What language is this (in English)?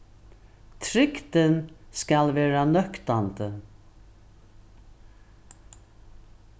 Faroese